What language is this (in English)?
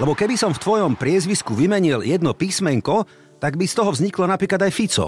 Slovak